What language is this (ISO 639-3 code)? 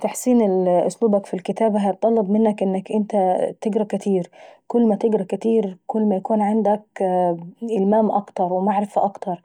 aec